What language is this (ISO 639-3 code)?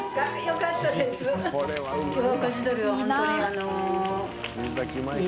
jpn